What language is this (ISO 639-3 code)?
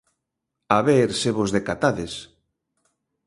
glg